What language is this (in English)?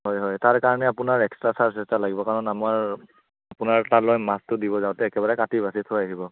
Assamese